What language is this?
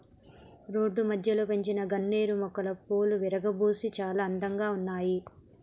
Telugu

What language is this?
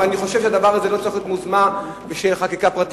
Hebrew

